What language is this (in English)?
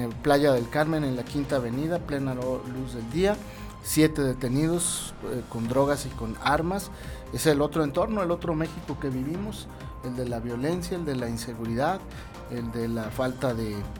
Spanish